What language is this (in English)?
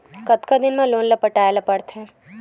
Chhattisgarhi